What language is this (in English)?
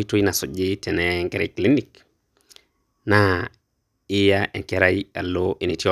Masai